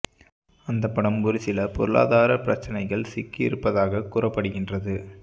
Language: Tamil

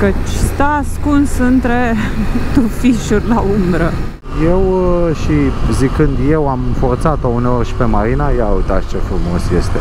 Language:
Romanian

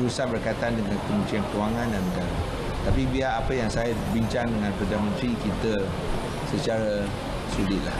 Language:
Malay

